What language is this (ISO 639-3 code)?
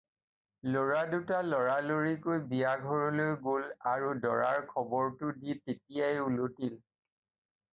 asm